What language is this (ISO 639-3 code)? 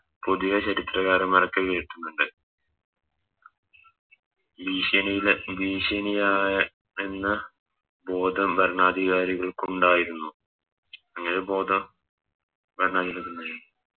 mal